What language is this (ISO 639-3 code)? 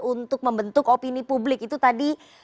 ind